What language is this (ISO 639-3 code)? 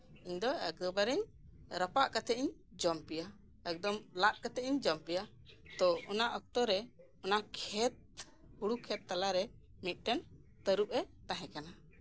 sat